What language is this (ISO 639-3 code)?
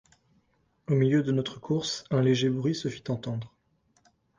fra